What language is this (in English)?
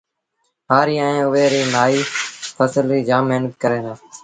Sindhi Bhil